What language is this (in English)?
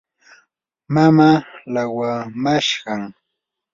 Yanahuanca Pasco Quechua